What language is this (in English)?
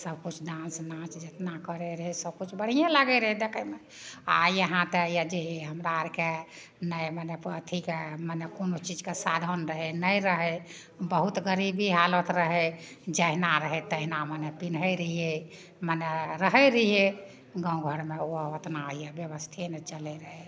Maithili